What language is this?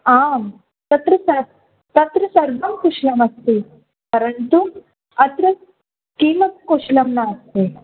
Sanskrit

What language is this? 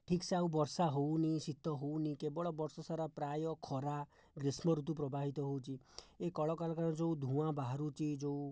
Odia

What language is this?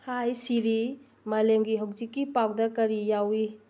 Manipuri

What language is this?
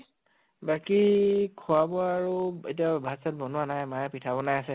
Assamese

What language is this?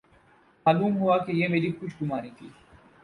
Urdu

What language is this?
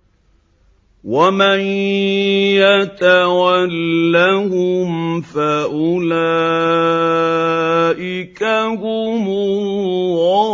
Arabic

